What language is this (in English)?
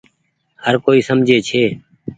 Goaria